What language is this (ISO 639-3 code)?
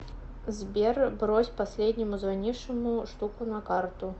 rus